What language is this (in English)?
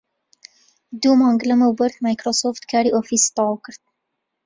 Central Kurdish